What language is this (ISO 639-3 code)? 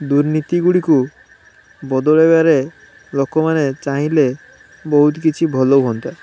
ori